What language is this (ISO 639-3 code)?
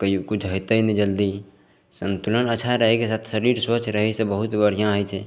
mai